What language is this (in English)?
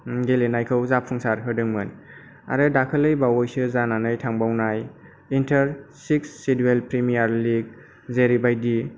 Bodo